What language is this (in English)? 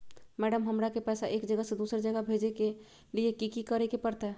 Magahi